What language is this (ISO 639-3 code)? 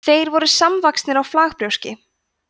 isl